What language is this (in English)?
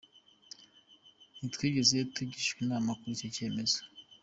Kinyarwanda